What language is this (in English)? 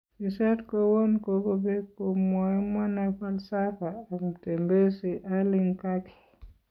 Kalenjin